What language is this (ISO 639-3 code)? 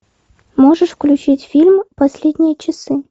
rus